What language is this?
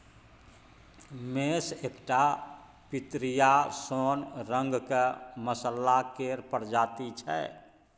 Maithili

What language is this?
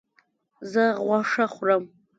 Pashto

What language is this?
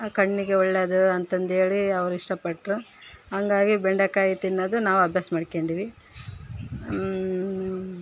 Kannada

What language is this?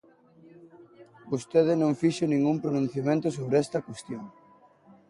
Galician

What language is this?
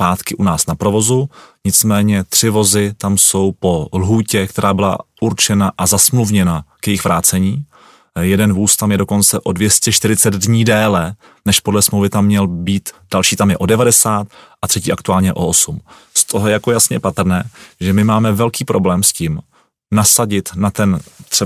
Czech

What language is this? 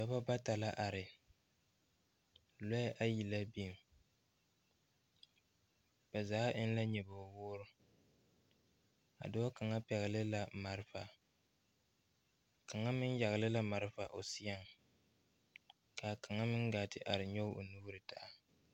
Southern Dagaare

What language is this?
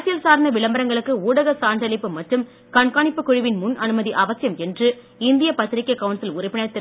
Tamil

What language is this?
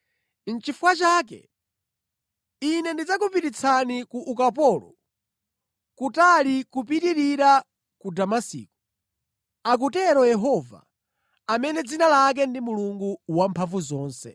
Nyanja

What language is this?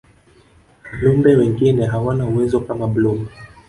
Swahili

